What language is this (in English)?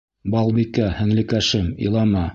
Bashkir